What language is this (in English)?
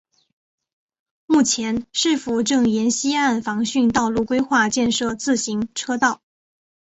Chinese